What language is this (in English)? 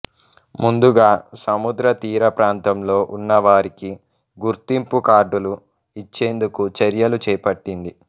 Telugu